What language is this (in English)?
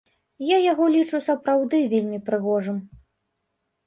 Belarusian